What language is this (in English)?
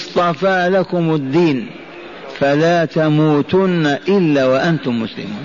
Arabic